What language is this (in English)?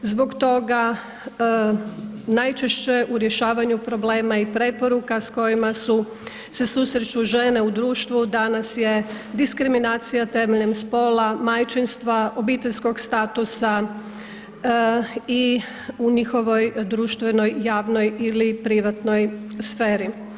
Croatian